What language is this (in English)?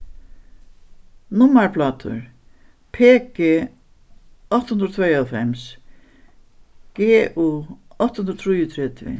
Faroese